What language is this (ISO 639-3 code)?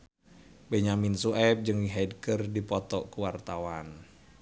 sun